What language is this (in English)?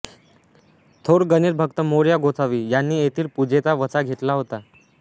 Marathi